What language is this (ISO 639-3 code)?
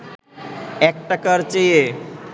ben